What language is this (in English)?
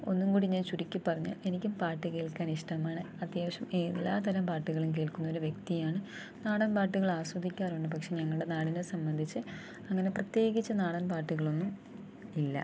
Malayalam